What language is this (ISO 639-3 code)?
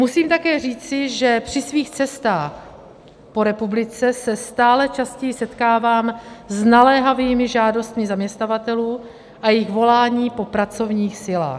ces